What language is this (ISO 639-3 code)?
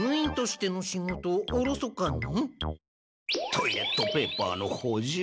jpn